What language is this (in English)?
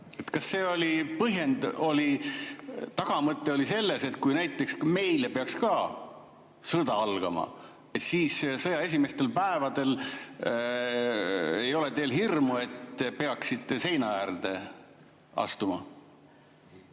Estonian